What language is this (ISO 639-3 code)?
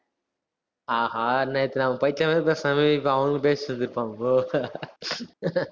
tam